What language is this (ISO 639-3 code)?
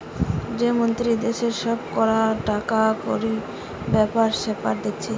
ben